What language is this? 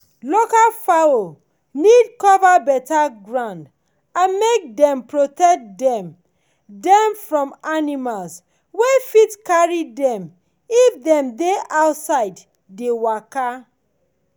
Nigerian Pidgin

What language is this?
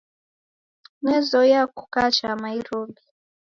Taita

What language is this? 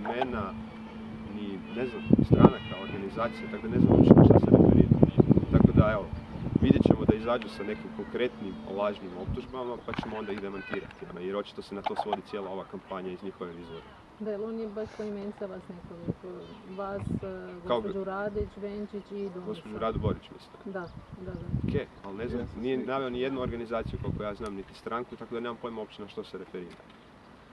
Croatian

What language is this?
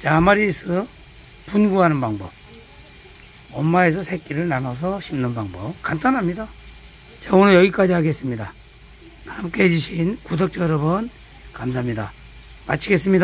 Korean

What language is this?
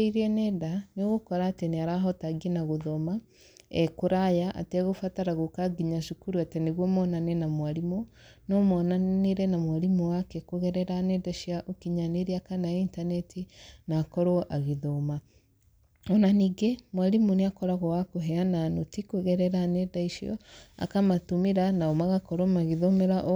Kikuyu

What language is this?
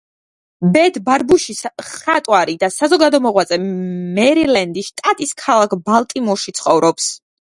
Georgian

